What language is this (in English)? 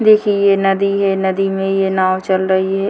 Hindi